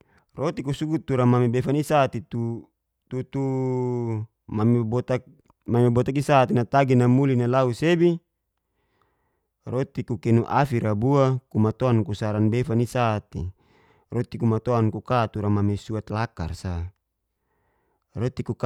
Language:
Geser-Gorom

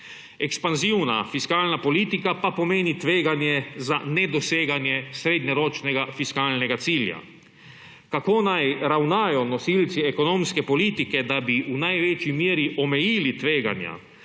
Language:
Slovenian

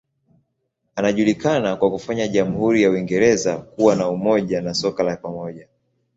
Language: Swahili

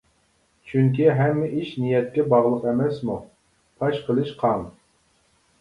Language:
Uyghur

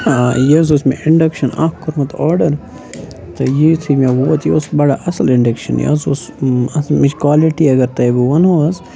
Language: Kashmiri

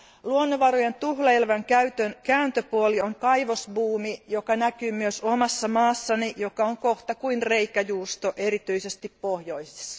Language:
Finnish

